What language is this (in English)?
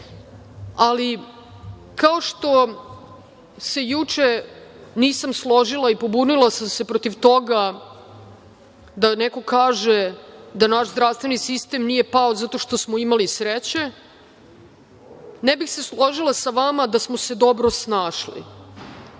Serbian